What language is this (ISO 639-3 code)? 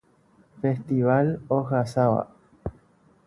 grn